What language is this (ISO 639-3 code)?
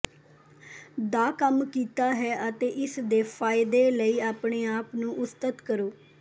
pan